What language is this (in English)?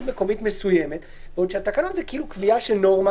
Hebrew